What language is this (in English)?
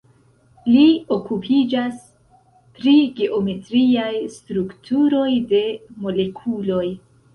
Esperanto